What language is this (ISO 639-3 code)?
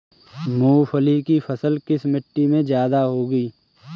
hin